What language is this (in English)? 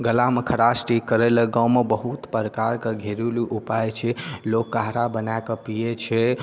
Maithili